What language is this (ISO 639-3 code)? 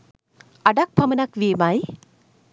sin